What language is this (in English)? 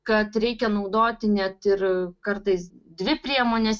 Lithuanian